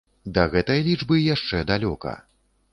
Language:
Belarusian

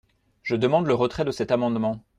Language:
French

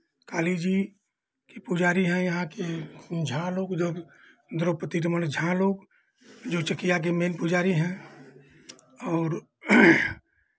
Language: Hindi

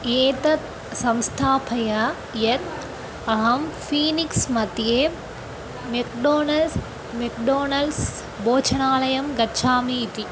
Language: Sanskrit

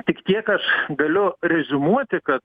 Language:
Lithuanian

